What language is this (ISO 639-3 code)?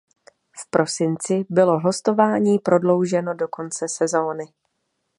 ces